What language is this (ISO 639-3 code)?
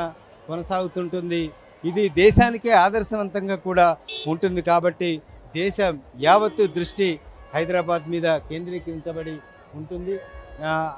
tel